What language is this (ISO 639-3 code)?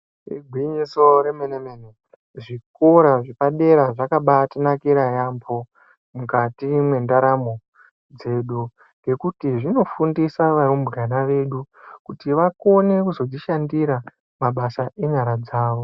ndc